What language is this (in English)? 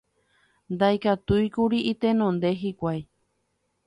Guarani